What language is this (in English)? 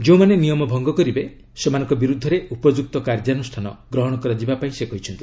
Odia